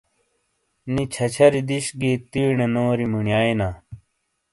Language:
Shina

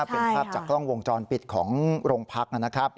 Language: Thai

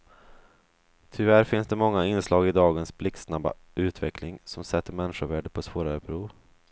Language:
Swedish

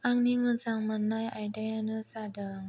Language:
Bodo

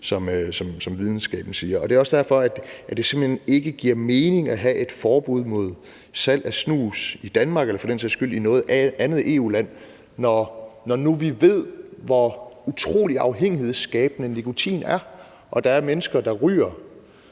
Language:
Danish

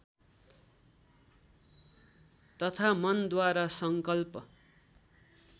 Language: Nepali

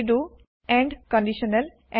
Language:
Assamese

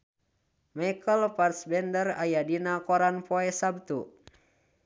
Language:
Sundanese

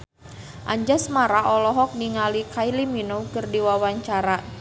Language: Sundanese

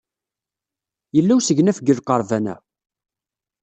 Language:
Kabyle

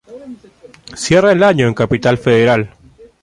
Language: Spanish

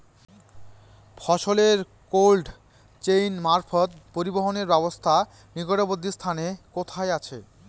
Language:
Bangla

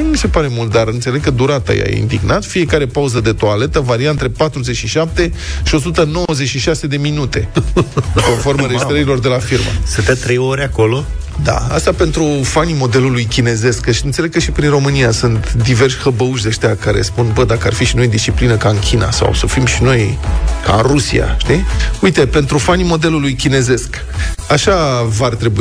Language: Romanian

